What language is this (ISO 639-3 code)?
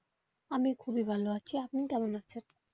ben